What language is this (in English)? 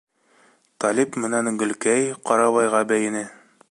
Bashkir